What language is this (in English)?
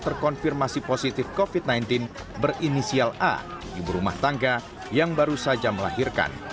Indonesian